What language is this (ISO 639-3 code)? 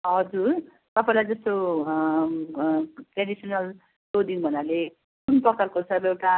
nep